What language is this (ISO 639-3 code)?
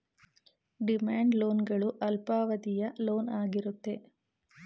kan